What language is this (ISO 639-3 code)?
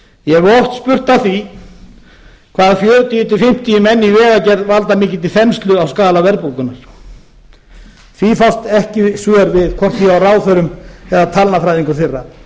isl